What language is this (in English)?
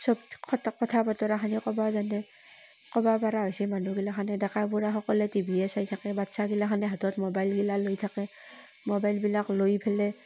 Assamese